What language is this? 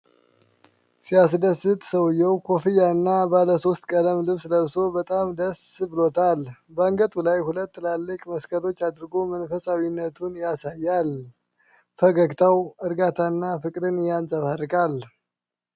Amharic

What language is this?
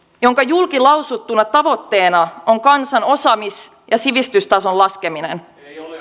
Finnish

